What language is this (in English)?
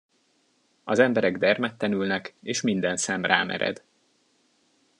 Hungarian